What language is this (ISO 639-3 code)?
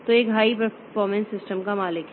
hin